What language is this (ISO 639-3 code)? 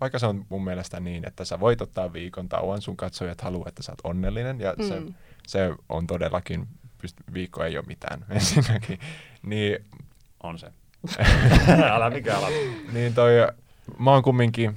fin